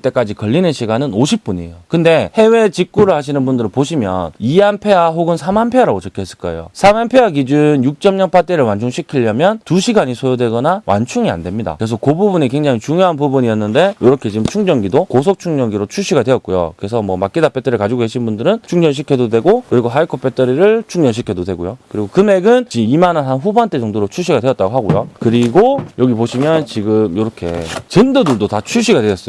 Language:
Korean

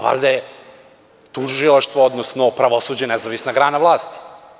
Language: Serbian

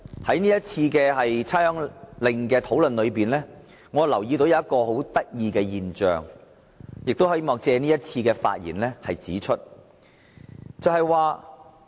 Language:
Cantonese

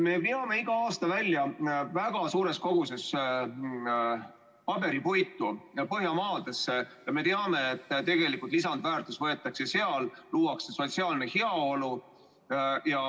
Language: Estonian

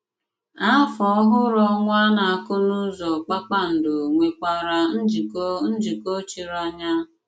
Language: Igbo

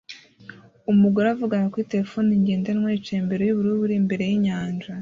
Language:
Kinyarwanda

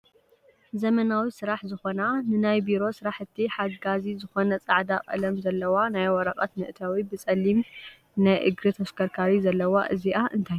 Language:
Tigrinya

